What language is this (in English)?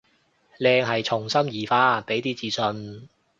Cantonese